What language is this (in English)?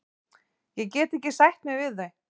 Icelandic